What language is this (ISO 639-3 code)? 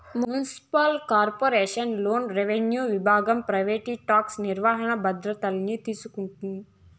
tel